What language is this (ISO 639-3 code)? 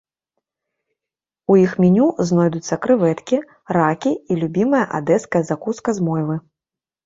bel